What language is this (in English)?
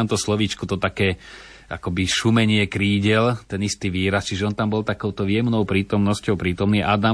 Slovak